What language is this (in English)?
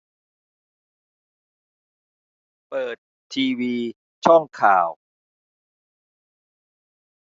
Thai